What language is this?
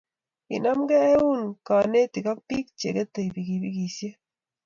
Kalenjin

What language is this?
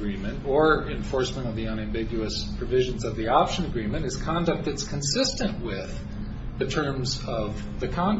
English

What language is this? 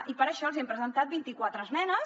Catalan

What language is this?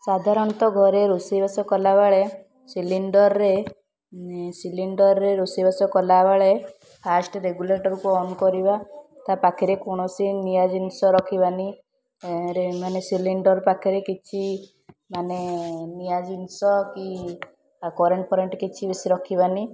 Odia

